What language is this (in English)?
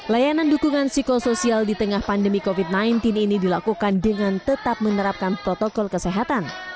Indonesian